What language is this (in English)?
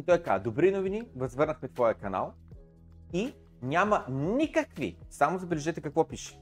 Bulgarian